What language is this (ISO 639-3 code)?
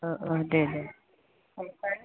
brx